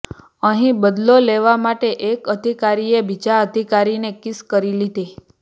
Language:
Gujarati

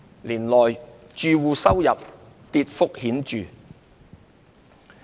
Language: Cantonese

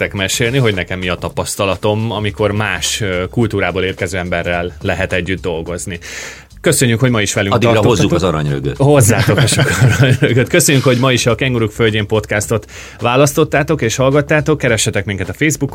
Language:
Hungarian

